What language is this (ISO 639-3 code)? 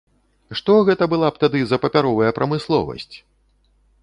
bel